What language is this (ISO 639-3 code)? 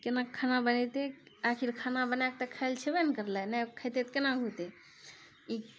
mai